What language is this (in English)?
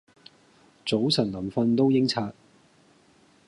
Cantonese